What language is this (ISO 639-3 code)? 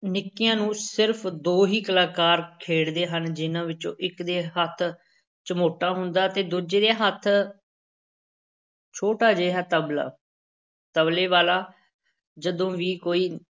pan